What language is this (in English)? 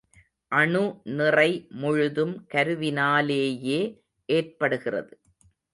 Tamil